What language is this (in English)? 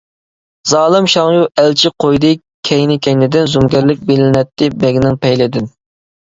Uyghur